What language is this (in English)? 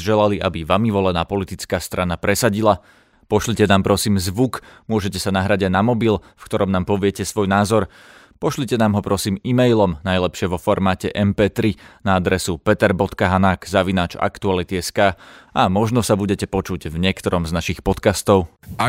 Slovak